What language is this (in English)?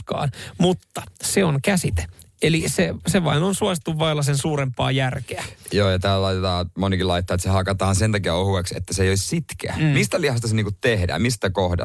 Finnish